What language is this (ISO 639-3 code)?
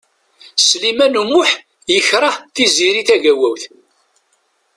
kab